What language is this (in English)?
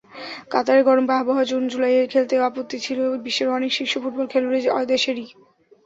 Bangla